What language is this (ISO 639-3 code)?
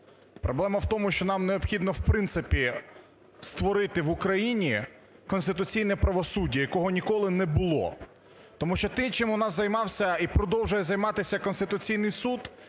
ukr